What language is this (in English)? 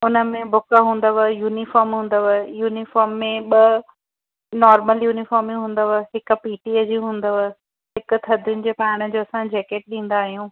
Sindhi